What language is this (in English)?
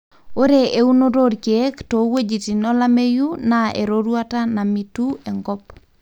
Masai